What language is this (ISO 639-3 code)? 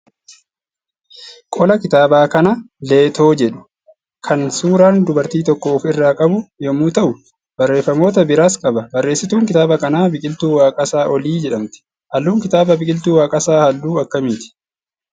orm